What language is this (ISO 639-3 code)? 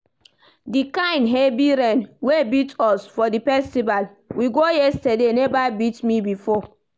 pcm